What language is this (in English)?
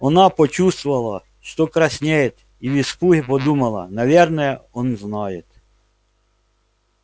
Russian